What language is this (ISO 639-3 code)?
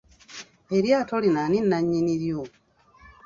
lug